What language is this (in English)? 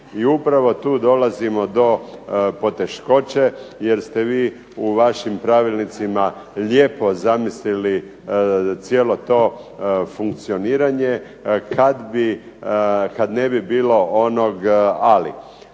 Croatian